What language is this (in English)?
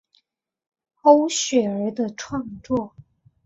Chinese